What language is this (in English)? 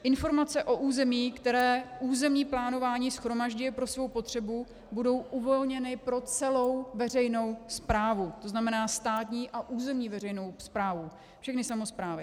Czech